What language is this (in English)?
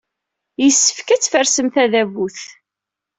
Kabyle